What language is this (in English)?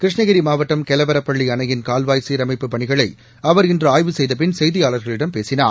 Tamil